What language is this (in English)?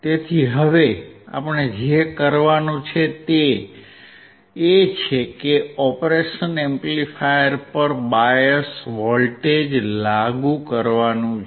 Gujarati